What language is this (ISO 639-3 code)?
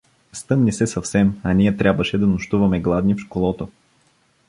bul